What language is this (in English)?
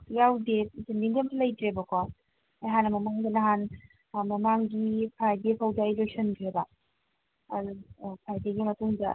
Manipuri